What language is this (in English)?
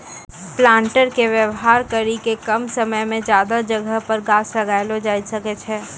Maithili